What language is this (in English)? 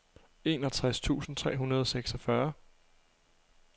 Danish